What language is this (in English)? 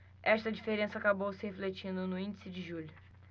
Portuguese